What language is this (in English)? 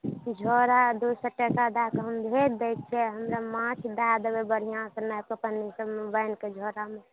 Maithili